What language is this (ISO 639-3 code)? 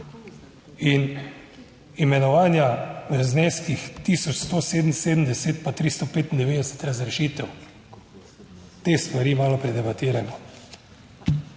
slv